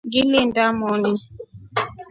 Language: Rombo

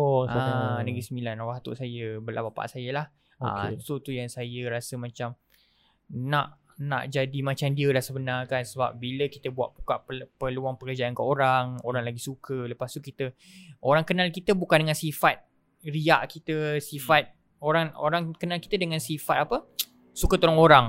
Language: Malay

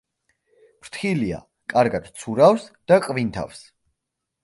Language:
Georgian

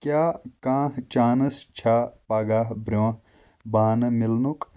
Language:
Kashmiri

